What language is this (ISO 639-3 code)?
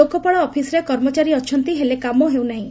ori